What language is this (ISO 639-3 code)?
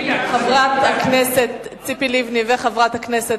heb